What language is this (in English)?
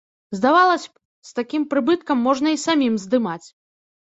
Belarusian